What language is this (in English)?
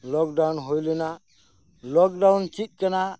Santali